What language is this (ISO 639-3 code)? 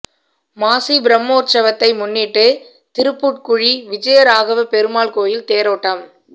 tam